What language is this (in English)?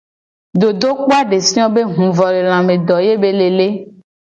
Gen